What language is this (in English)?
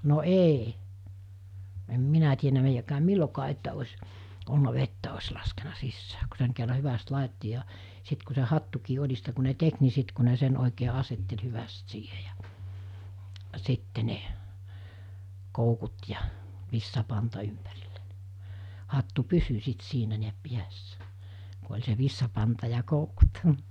Finnish